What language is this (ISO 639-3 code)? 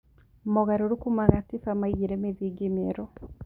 kik